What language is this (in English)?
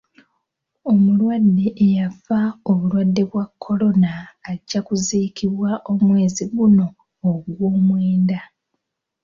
Ganda